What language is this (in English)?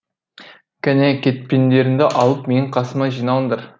Kazakh